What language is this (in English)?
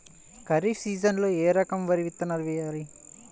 Telugu